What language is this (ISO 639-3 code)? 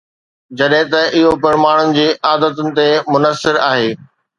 snd